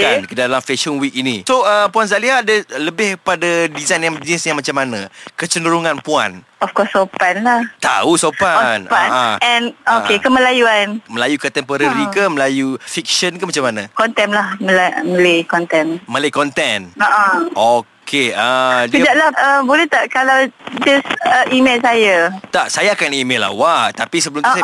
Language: Malay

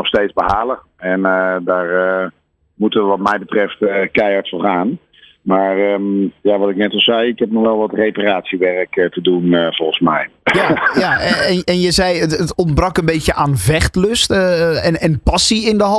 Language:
Dutch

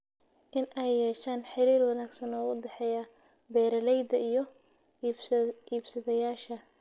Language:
Somali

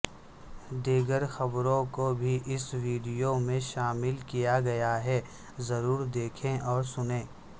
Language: Urdu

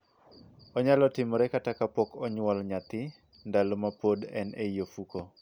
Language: Luo (Kenya and Tanzania)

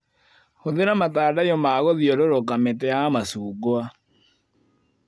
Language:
Kikuyu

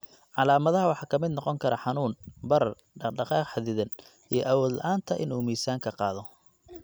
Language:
Somali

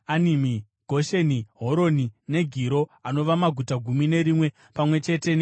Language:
Shona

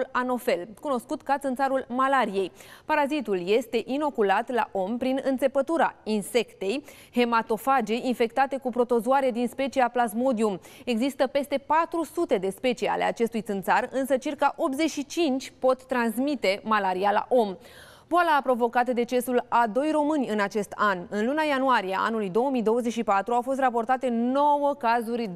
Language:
Romanian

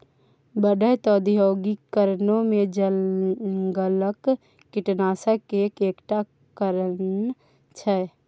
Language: Maithili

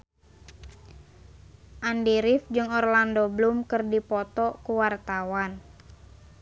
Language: Sundanese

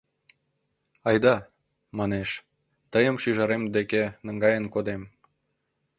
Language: Mari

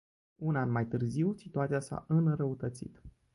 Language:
Romanian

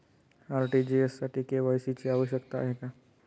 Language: Marathi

